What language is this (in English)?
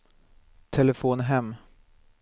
Swedish